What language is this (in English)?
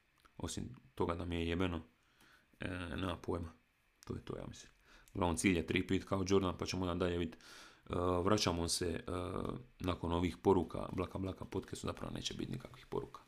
Croatian